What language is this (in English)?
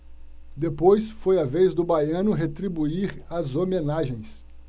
Portuguese